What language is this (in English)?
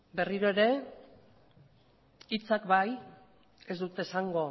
Basque